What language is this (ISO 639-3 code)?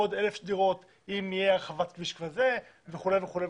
heb